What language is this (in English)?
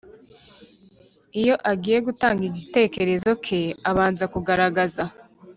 Kinyarwanda